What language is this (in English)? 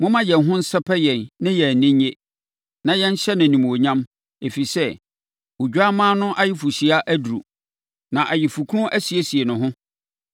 Akan